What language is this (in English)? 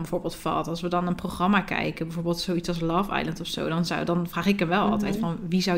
Dutch